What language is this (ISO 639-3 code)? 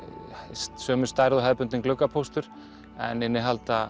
isl